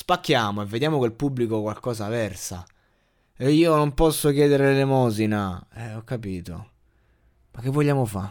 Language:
Italian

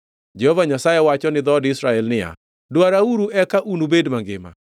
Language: Luo (Kenya and Tanzania)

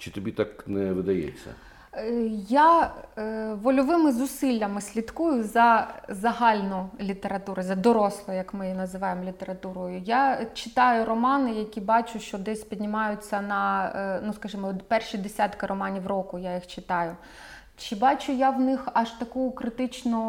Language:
Ukrainian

